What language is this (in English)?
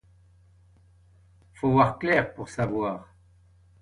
French